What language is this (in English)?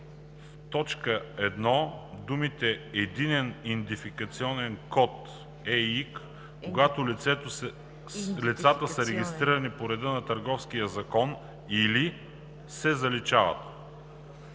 Bulgarian